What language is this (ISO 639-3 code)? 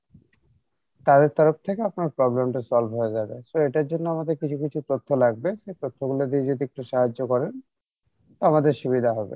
ben